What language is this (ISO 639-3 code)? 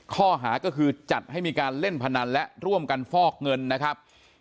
tha